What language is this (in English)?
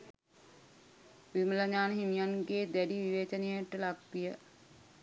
Sinhala